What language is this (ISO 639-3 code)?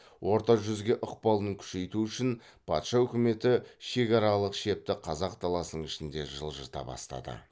kaz